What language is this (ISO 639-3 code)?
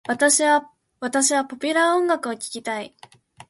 jpn